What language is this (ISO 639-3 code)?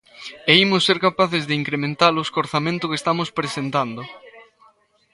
glg